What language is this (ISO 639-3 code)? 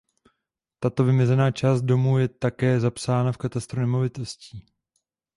ces